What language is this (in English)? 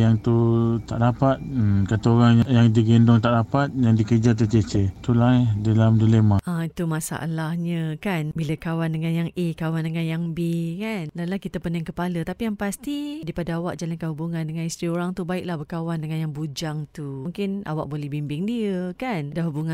Malay